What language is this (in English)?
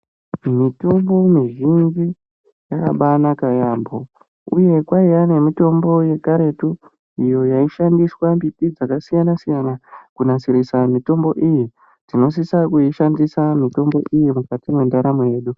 Ndau